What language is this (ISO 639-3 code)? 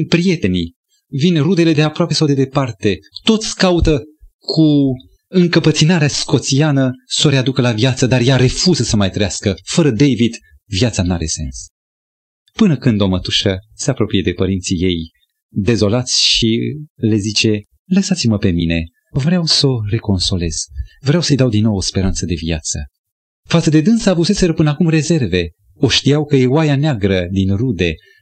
ron